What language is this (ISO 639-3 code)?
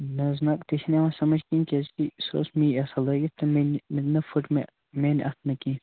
kas